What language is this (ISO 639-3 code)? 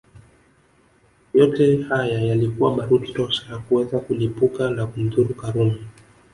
swa